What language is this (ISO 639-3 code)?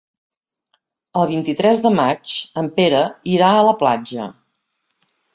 cat